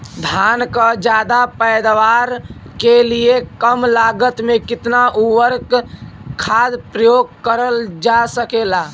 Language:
Bhojpuri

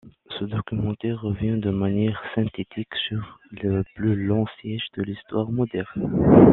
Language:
French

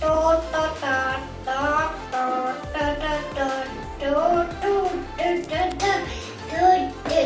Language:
Indonesian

